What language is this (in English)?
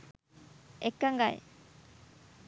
Sinhala